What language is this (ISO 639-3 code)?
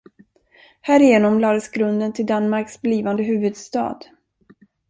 swe